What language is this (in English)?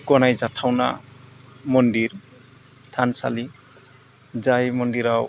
Bodo